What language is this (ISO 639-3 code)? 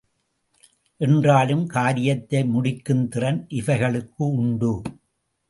tam